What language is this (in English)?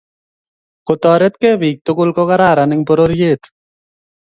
Kalenjin